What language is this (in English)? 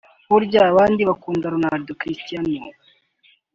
Kinyarwanda